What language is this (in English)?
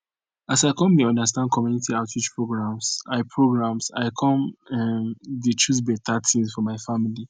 Nigerian Pidgin